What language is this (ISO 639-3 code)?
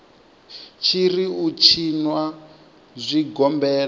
ven